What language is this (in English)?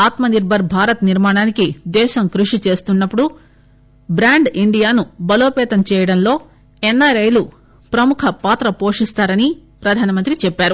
Telugu